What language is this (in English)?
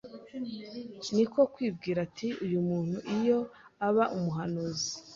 Kinyarwanda